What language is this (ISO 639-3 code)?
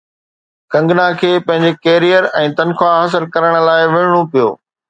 snd